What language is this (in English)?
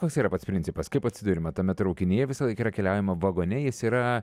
Lithuanian